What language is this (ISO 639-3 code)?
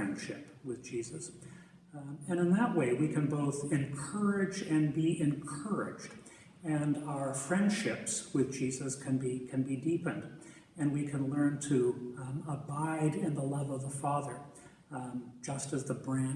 eng